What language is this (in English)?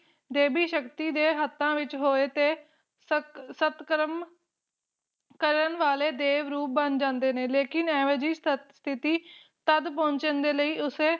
Punjabi